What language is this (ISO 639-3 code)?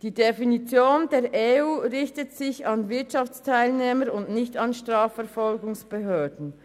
gsw